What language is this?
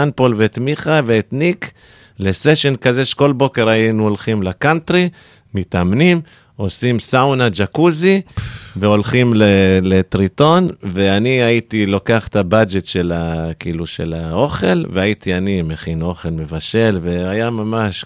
Hebrew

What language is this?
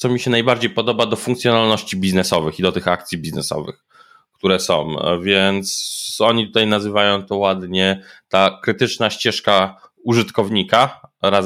Polish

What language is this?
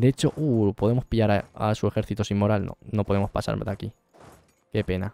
Spanish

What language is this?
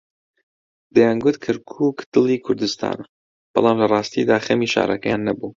Central Kurdish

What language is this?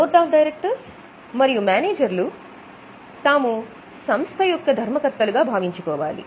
Telugu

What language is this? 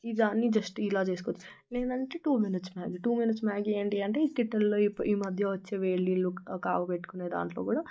Telugu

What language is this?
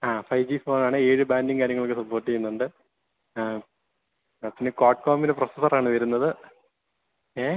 Malayalam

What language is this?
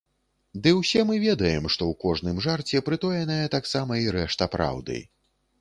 Belarusian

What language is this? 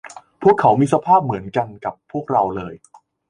Thai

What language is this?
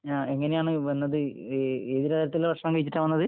Malayalam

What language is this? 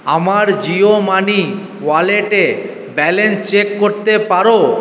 Bangla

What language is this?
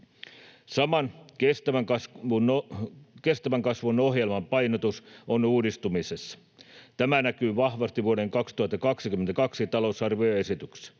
Finnish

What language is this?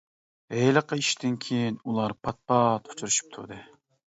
Uyghur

